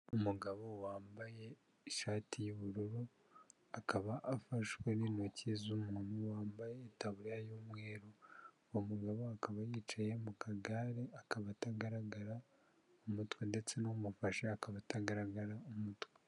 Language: Kinyarwanda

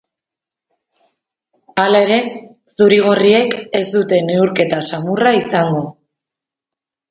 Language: Basque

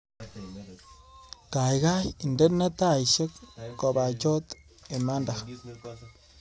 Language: Kalenjin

